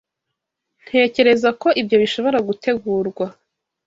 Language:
Kinyarwanda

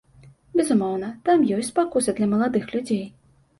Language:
Belarusian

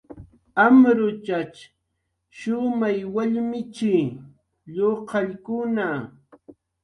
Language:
Jaqaru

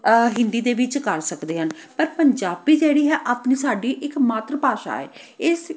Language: Punjabi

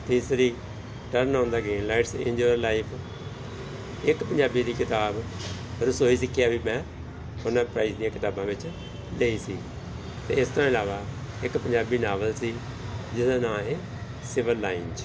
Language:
Punjabi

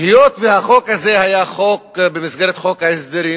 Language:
Hebrew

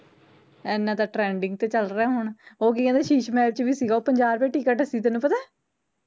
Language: Punjabi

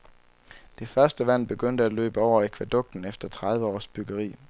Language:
Danish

